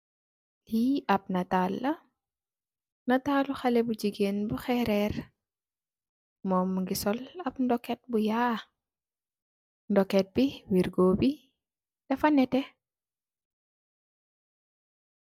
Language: Wolof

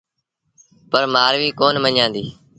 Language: Sindhi Bhil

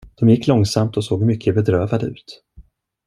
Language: Swedish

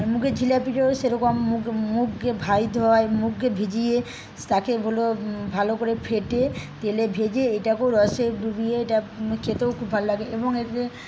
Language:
Bangla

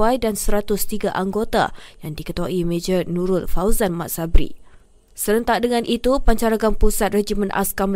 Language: Malay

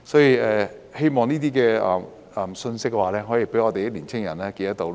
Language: Cantonese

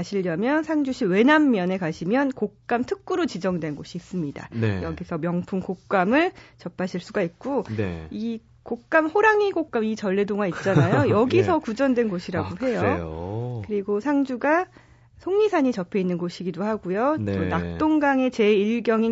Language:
Korean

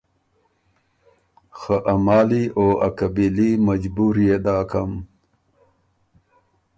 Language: Ormuri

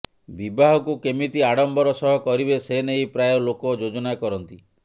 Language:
Odia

